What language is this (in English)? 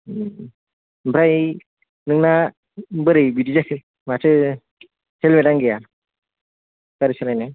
Bodo